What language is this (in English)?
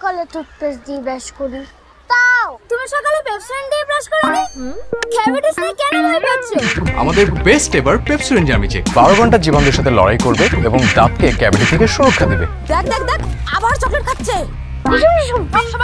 Turkish